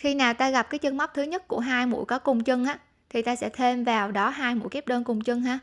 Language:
Vietnamese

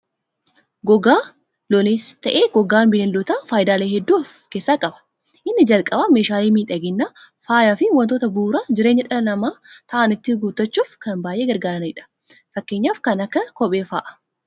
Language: Oromo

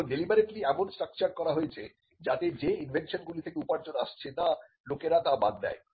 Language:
Bangla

